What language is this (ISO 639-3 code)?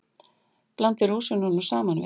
isl